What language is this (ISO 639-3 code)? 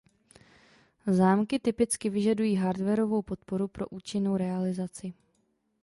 ces